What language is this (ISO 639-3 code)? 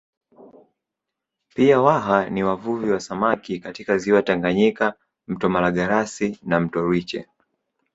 swa